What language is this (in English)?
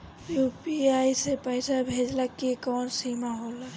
Bhojpuri